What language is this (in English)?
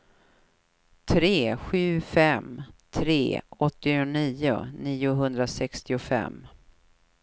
Swedish